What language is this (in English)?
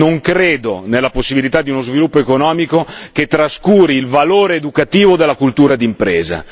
Italian